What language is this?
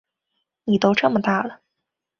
Chinese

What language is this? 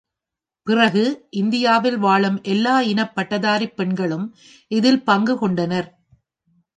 Tamil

